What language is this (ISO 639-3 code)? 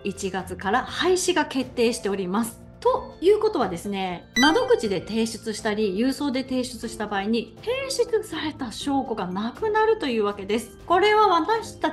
jpn